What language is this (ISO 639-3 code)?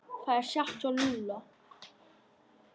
isl